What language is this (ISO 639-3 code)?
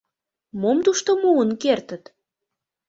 chm